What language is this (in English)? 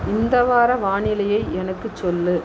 Tamil